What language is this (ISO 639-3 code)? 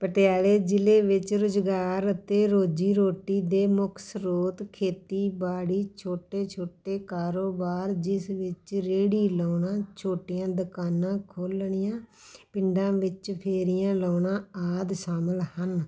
pan